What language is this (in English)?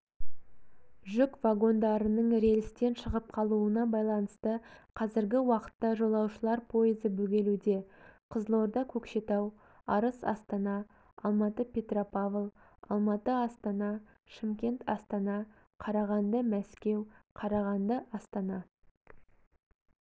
Kazakh